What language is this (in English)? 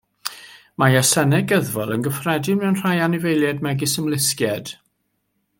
Welsh